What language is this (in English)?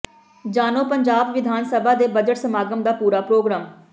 Punjabi